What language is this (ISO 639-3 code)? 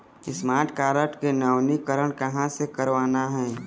hne